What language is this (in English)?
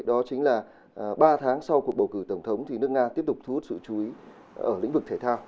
Vietnamese